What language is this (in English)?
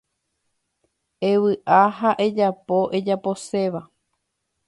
Guarani